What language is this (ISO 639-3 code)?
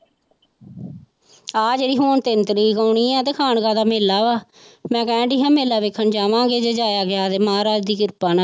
pan